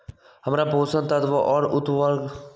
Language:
Magahi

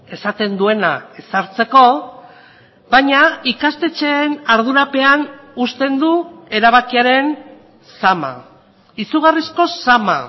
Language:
Basque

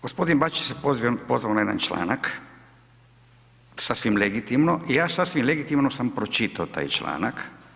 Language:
Croatian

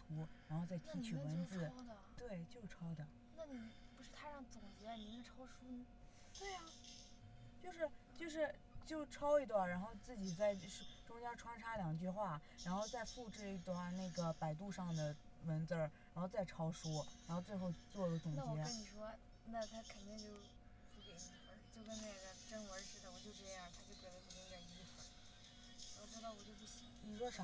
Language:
Chinese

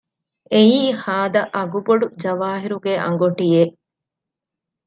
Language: Divehi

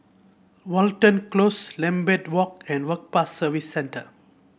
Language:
English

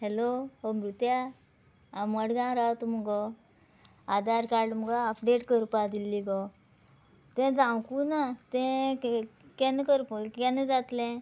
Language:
Konkani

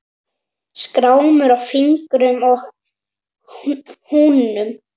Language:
Icelandic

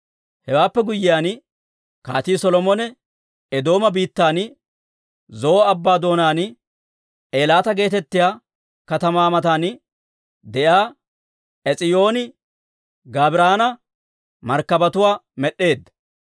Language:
Dawro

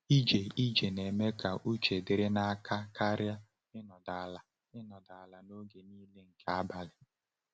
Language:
Igbo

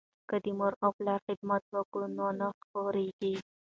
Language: Pashto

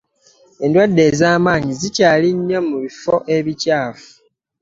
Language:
Ganda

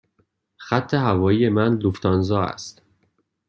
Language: Persian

